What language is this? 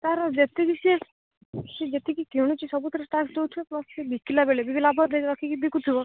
Odia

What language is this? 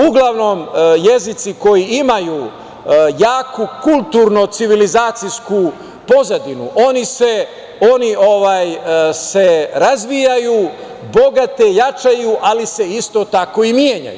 Serbian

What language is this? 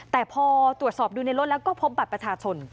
Thai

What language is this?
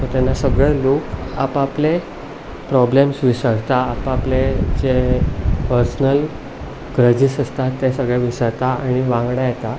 Konkani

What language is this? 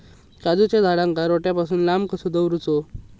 Marathi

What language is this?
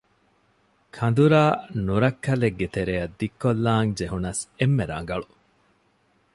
Divehi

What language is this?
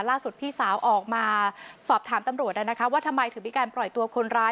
Thai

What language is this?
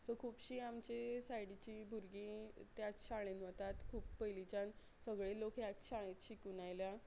Konkani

